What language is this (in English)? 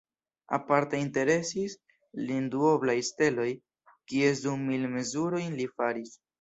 Esperanto